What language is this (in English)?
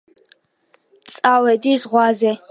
Georgian